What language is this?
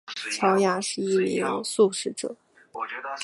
Chinese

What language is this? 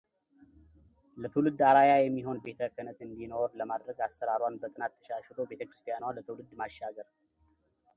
Amharic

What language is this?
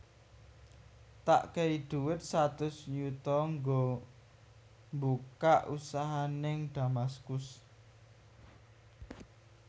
Javanese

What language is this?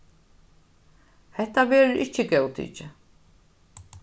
Faroese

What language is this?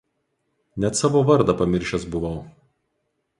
Lithuanian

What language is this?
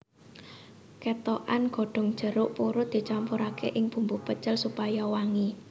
Javanese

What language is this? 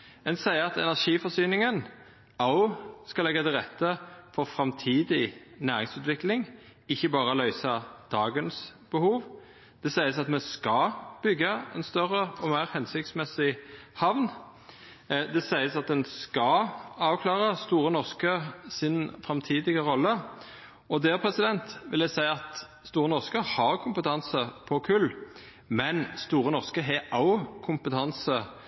Norwegian Nynorsk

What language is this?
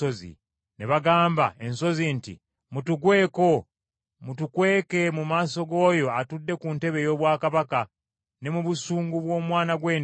Ganda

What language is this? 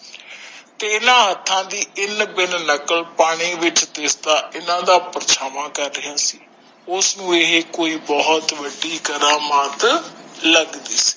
Punjabi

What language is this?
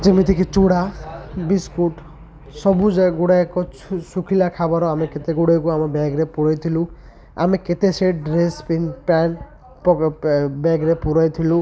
Odia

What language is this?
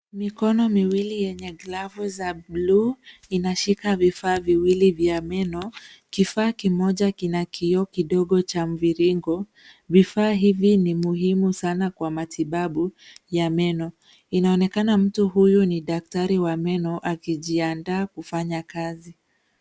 Swahili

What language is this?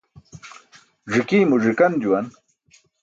Burushaski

